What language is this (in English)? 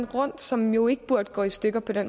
Danish